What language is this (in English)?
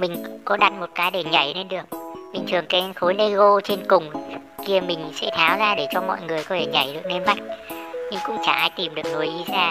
Vietnamese